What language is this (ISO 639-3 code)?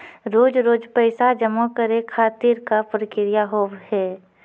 mai